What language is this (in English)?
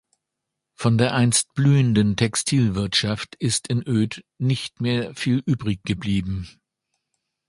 German